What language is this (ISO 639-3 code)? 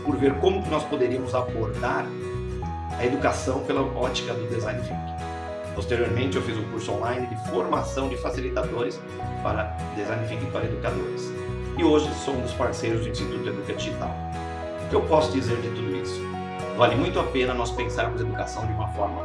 por